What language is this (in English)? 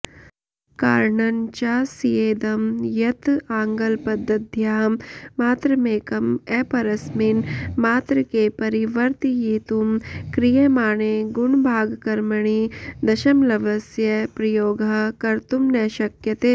Sanskrit